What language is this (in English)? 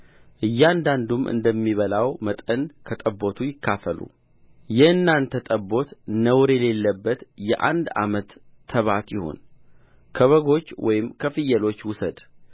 Amharic